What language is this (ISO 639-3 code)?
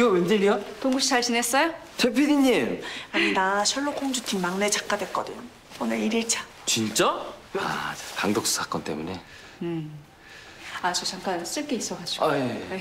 kor